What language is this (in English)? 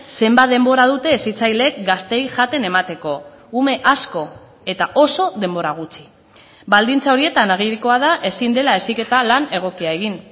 Basque